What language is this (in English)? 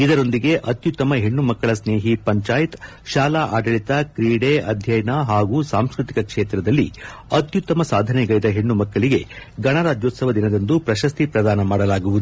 Kannada